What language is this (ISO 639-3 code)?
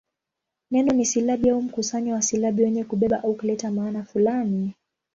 swa